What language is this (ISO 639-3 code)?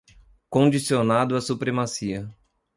por